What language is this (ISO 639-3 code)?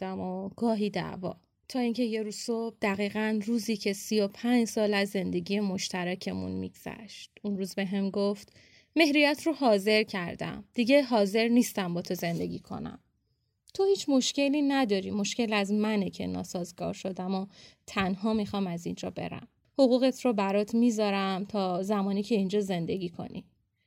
fas